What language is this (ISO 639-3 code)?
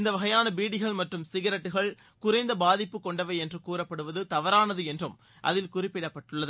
tam